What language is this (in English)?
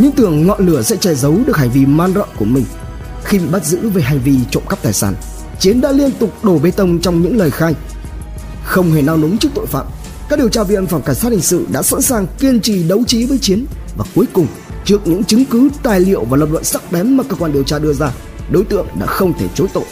Vietnamese